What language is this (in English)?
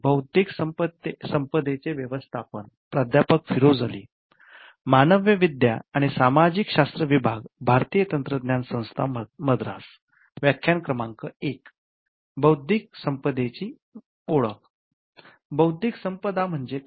Marathi